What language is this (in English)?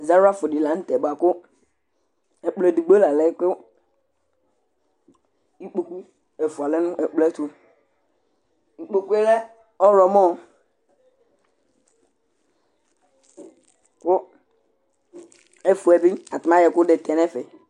Ikposo